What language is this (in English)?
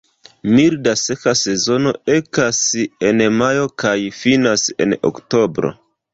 Esperanto